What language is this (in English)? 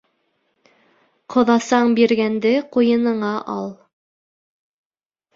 Bashkir